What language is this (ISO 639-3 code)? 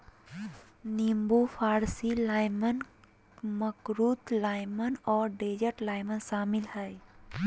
mag